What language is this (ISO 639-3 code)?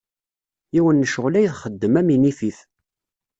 kab